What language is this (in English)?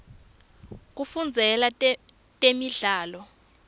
Swati